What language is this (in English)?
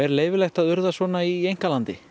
Icelandic